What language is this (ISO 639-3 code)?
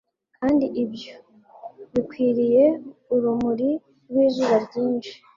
kin